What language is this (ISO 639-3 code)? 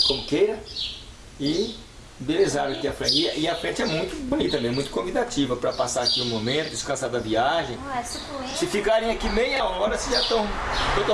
por